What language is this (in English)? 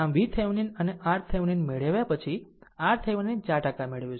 Gujarati